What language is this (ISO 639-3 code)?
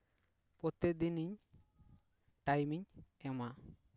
sat